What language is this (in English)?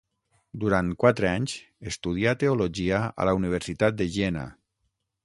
Catalan